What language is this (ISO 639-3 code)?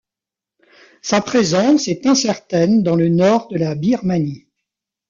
fra